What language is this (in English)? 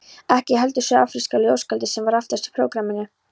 Icelandic